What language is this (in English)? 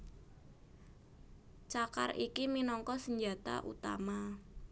Javanese